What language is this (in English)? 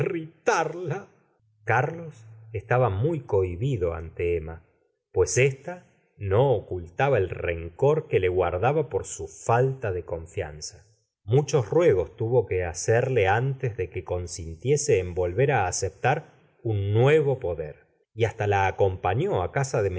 Spanish